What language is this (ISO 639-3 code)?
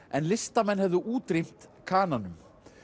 isl